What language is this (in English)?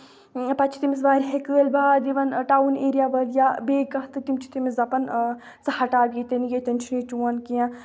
Kashmiri